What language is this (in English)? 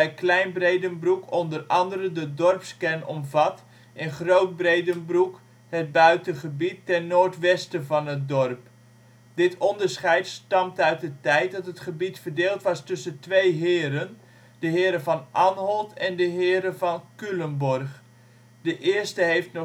Dutch